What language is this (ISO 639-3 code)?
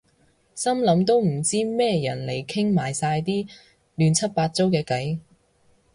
yue